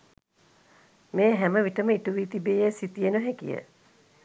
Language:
Sinhala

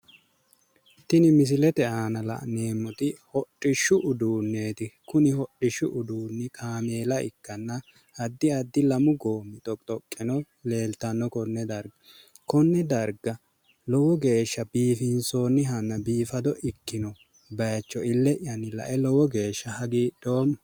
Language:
Sidamo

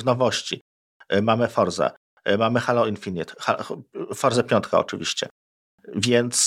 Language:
Polish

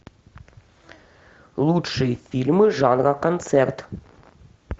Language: Russian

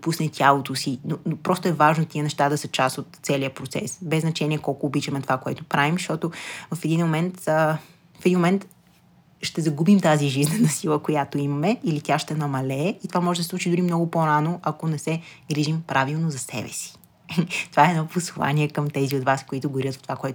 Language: Bulgarian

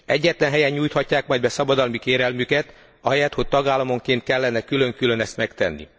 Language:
Hungarian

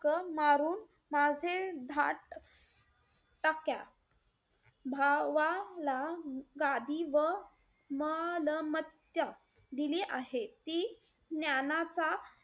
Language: Marathi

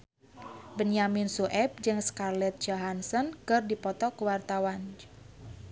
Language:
Sundanese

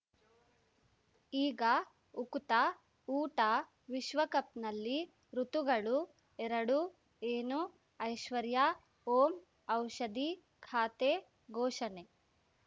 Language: Kannada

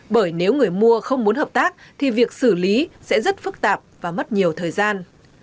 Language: Vietnamese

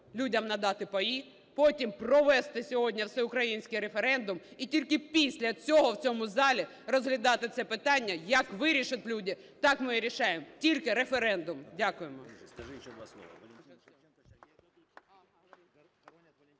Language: Ukrainian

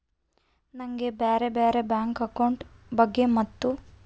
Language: Kannada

